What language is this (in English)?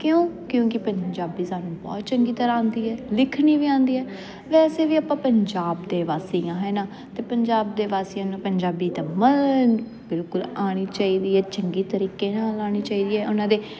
Punjabi